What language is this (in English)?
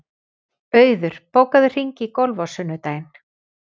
Icelandic